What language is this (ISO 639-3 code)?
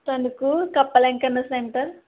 tel